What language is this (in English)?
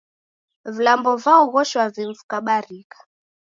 Taita